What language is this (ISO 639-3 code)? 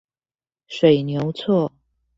zho